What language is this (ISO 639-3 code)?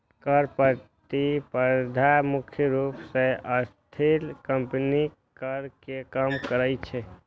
mai